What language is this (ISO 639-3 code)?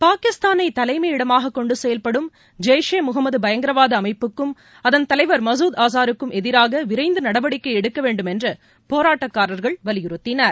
tam